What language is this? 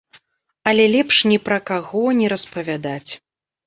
Belarusian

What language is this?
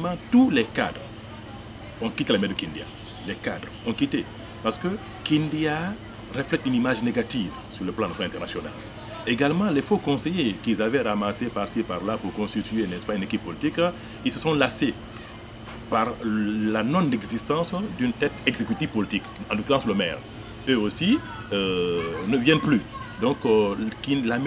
French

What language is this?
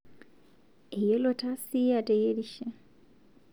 Masai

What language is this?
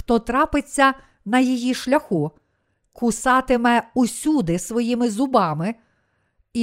Ukrainian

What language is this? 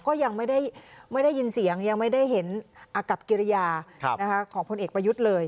Thai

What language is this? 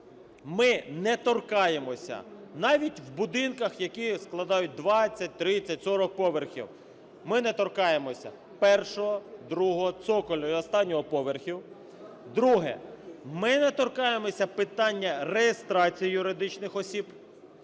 Ukrainian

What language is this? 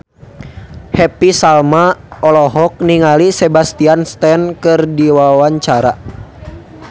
Sundanese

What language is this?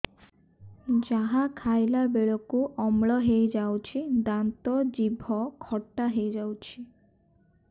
Odia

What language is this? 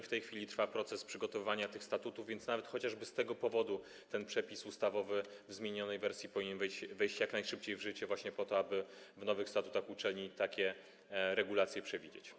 Polish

